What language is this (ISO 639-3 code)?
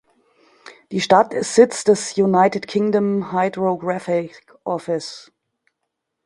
deu